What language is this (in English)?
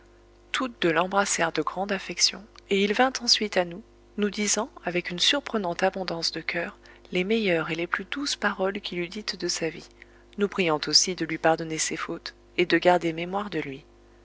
French